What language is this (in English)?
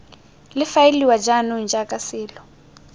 Tswana